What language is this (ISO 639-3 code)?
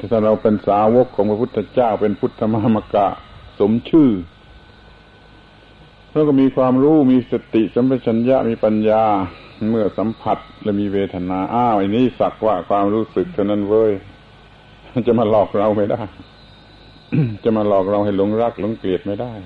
tha